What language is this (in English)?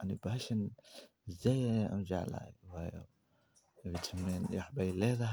Somali